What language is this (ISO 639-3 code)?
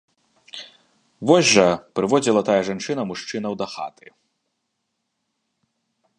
bel